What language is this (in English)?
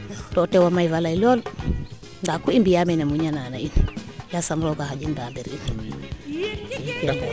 Serer